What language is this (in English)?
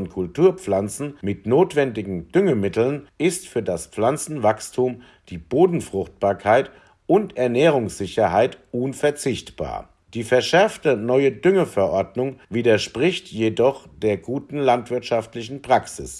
German